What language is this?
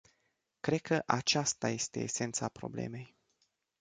Romanian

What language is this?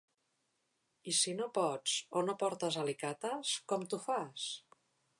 Catalan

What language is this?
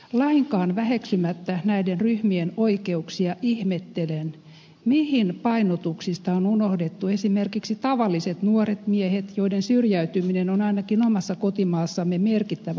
Finnish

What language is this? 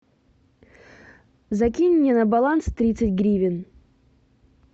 Russian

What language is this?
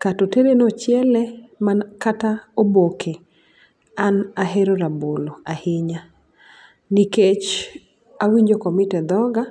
Luo (Kenya and Tanzania)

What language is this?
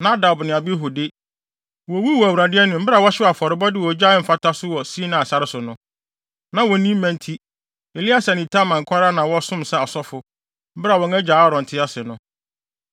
Akan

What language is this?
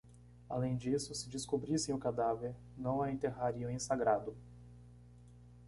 Portuguese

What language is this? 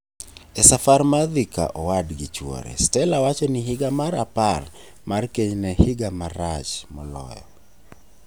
Luo (Kenya and Tanzania)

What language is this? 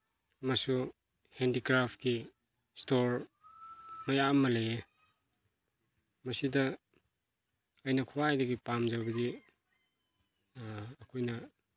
Manipuri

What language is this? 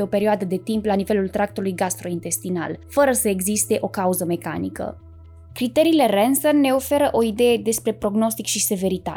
Romanian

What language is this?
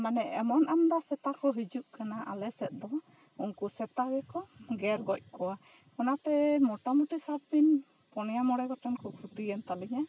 Santali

